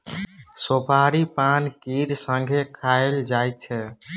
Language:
Maithili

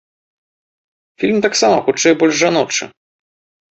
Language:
Belarusian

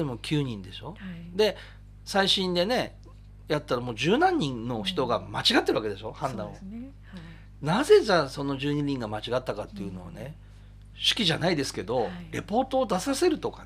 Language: Japanese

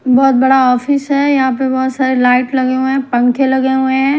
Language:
Hindi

